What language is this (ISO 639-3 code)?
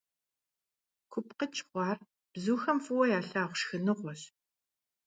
kbd